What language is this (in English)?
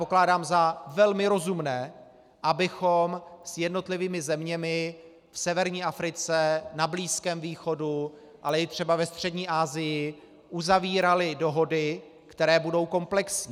Czech